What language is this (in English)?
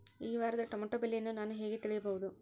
Kannada